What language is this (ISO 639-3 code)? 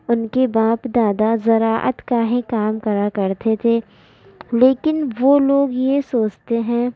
urd